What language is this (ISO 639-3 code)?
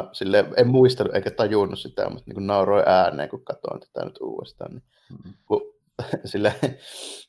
fin